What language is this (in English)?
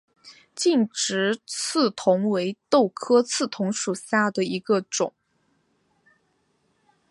Chinese